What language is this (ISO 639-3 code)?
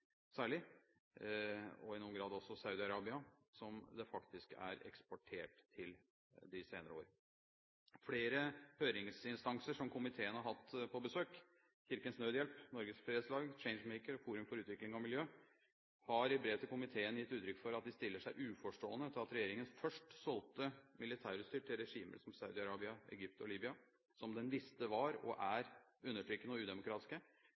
nob